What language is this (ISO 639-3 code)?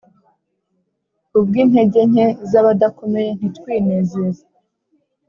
kin